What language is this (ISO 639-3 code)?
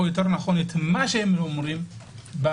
heb